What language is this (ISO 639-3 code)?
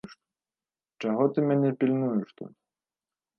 bel